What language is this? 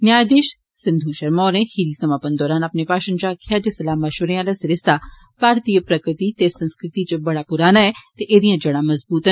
Dogri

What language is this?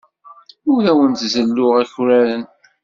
Kabyle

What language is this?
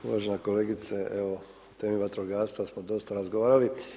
Croatian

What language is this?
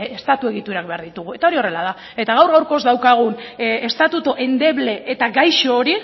Basque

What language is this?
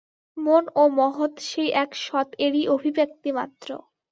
Bangla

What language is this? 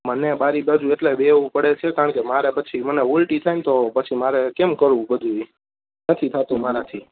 Gujarati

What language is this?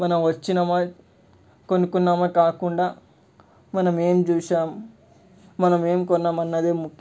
Telugu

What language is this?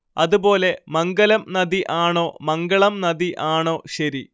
Malayalam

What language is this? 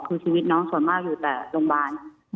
Thai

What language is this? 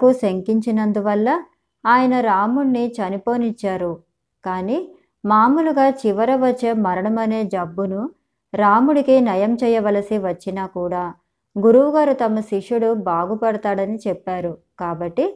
Telugu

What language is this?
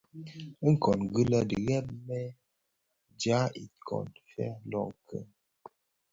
Bafia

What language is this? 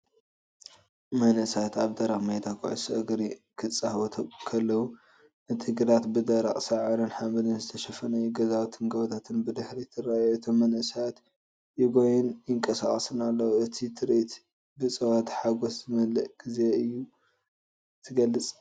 Tigrinya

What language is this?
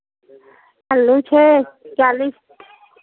Maithili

